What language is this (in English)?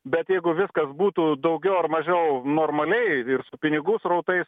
Lithuanian